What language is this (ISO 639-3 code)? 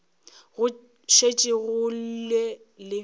nso